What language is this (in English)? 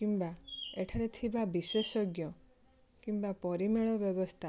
Odia